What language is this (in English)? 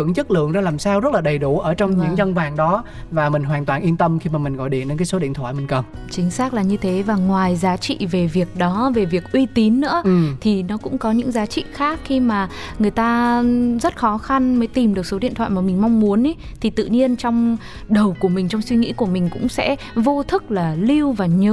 Vietnamese